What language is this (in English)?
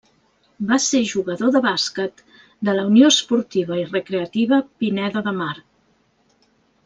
Catalan